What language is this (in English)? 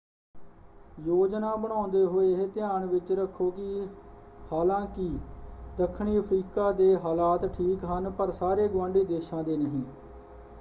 Punjabi